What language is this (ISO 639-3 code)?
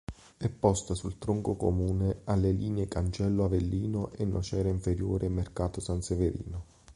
ita